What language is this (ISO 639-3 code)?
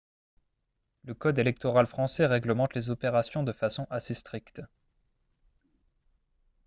fra